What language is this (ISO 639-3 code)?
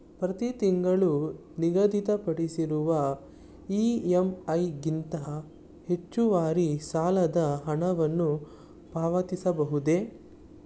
kan